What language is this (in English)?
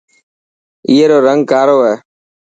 Dhatki